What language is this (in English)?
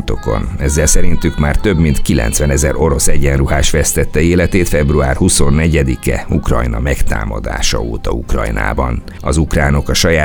Hungarian